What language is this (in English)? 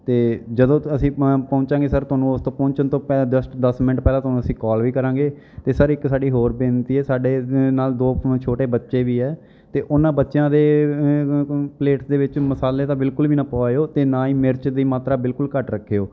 Punjabi